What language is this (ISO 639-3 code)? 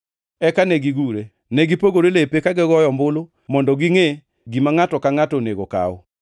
luo